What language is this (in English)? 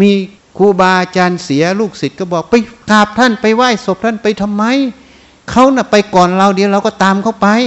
Thai